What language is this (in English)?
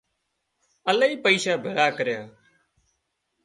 Wadiyara Koli